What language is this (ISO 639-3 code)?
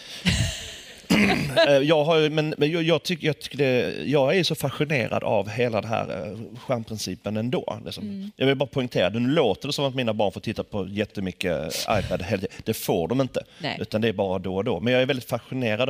swe